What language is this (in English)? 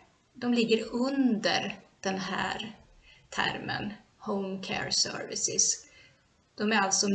Swedish